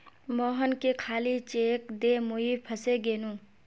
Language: Magahi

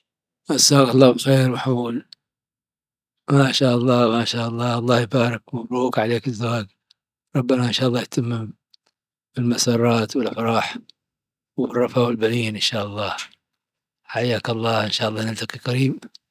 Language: Dhofari Arabic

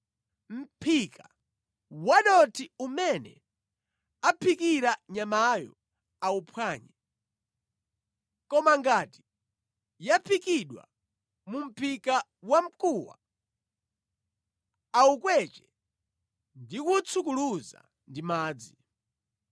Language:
Nyanja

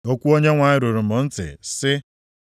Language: Igbo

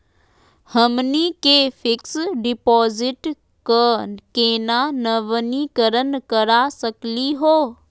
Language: Magahi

